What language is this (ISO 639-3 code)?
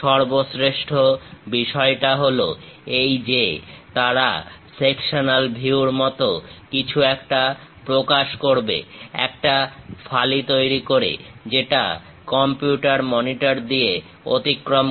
ben